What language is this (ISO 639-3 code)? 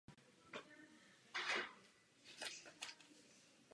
ces